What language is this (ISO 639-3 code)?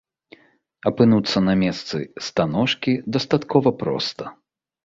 bel